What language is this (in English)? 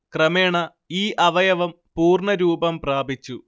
Malayalam